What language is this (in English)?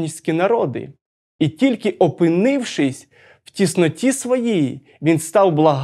Ukrainian